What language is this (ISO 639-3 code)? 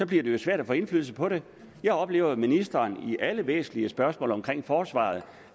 dan